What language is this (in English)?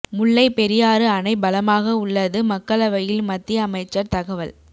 Tamil